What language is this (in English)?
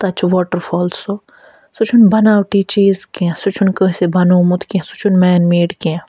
Kashmiri